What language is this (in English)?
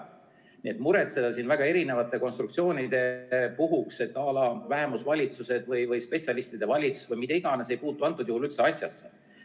Estonian